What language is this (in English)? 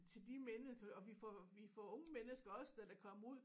Danish